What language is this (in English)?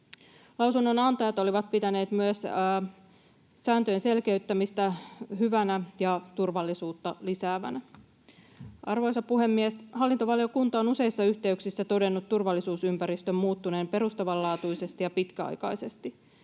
Finnish